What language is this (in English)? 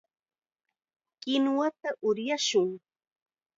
Chiquián Ancash Quechua